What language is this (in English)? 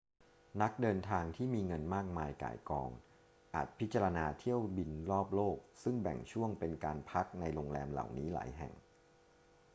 Thai